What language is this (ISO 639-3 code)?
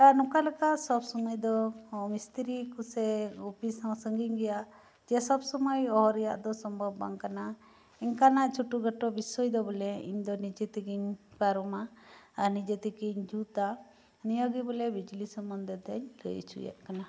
sat